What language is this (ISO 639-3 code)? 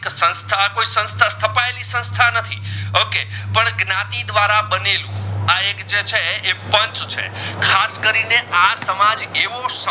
guj